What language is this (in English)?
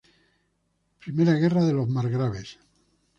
Spanish